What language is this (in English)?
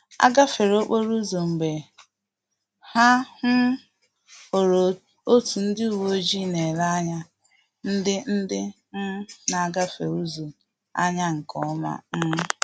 Igbo